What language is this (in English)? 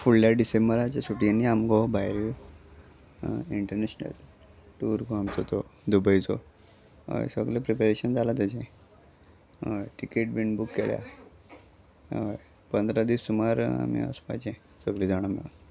Konkani